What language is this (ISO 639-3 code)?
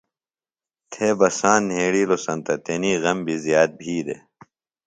phl